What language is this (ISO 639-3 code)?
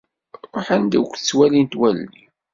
kab